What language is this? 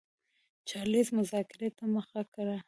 Pashto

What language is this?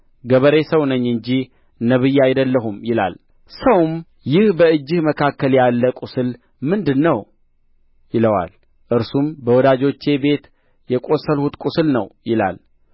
Amharic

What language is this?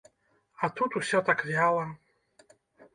Belarusian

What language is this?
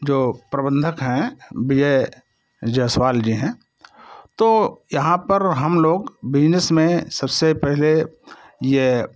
Hindi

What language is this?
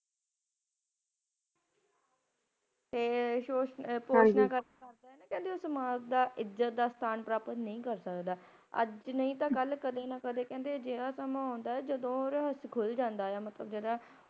Punjabi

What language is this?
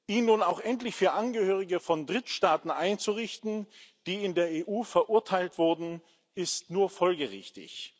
German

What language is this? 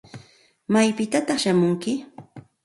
Santa Ana de Tusi Pasco Quechua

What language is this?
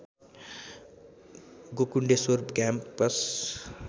Nepali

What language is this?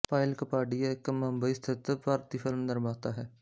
Punjabi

